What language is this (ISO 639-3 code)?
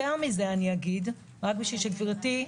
heb